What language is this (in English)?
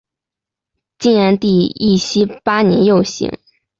Chinese